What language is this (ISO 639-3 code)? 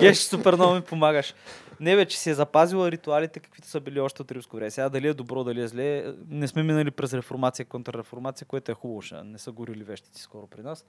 bul